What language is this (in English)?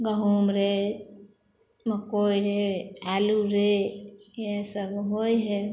Maithili